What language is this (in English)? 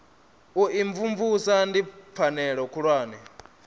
Venda